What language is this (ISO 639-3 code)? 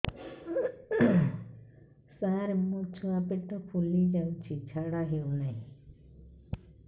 ori